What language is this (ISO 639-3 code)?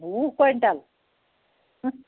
kas